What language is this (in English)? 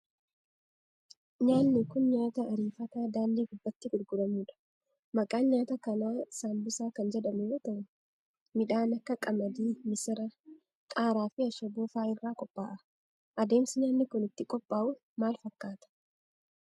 Oromo